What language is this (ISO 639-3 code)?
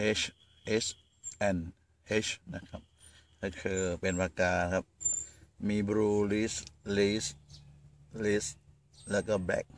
tha